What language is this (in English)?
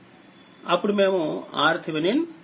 Telugu